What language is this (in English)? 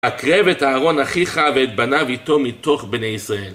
Hebrew